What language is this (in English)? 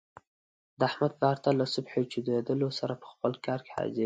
Pashto